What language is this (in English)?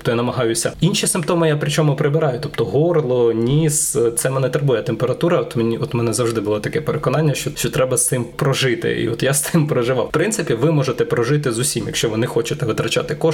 Ukrainian